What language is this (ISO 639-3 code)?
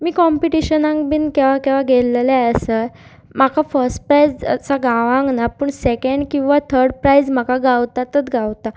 kok